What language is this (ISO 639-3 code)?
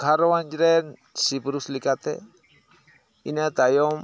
sat